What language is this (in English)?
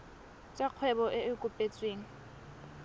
Tswana